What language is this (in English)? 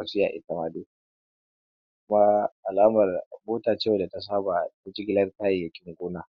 Hausa